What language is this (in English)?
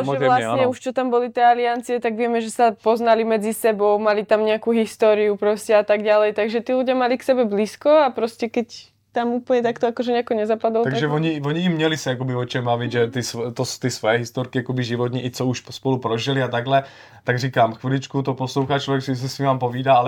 Czech